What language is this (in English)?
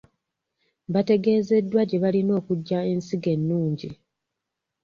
Ganda